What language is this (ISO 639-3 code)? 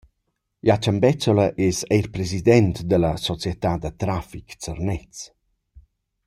roh